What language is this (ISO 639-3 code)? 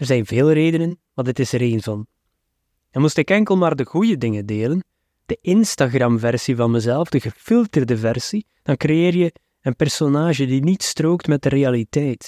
nld